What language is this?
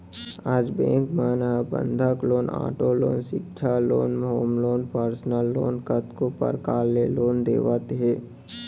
Chhattisgarhi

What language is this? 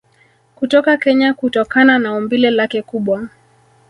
Swahili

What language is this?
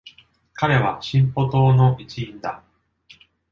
Japanese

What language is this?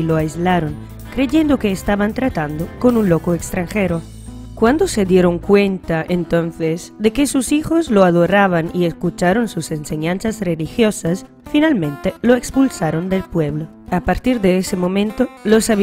Spanish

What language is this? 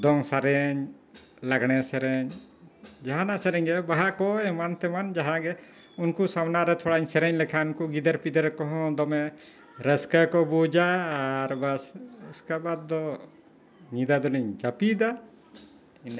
Santali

